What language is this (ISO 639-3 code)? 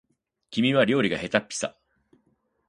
jpn